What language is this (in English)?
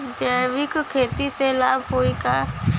Bhojpuri